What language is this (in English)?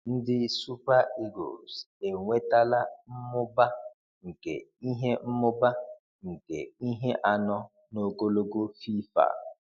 Igbo